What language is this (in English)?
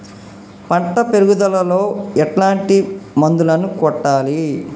Telugu